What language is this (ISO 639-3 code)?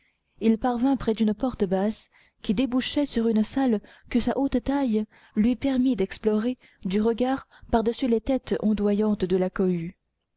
fra